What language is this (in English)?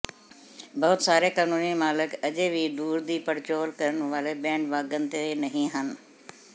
Punjabi